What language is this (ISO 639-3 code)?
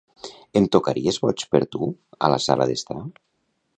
cat